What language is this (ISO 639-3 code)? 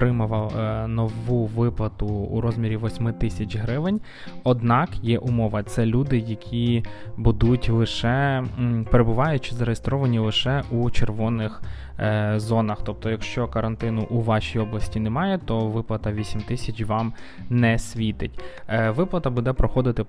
ukr